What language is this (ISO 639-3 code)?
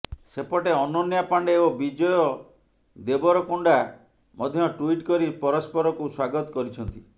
ori